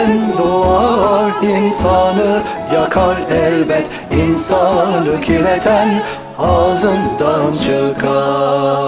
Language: Turkish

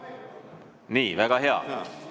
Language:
Estonian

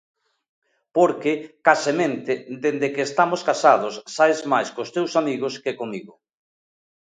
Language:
Galician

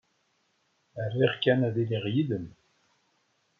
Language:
Kabyle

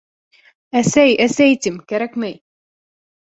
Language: Bashkir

